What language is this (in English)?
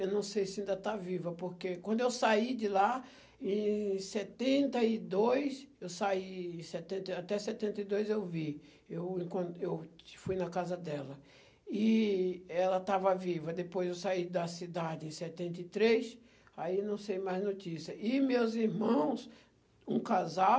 Portuguese